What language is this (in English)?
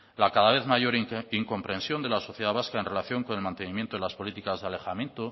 Spanish